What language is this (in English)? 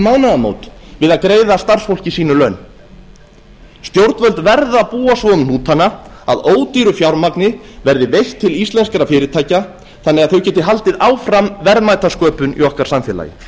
Icelandic